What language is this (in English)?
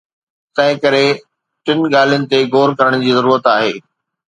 Sindhi